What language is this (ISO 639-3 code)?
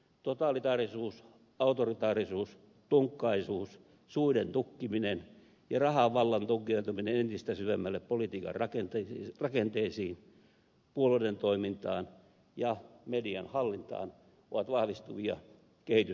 fin